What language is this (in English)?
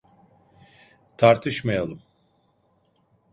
Turkish